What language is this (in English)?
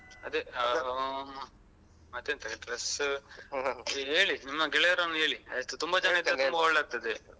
Kannada